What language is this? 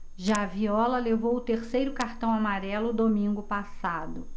Portuguese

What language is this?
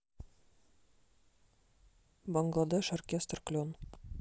Russian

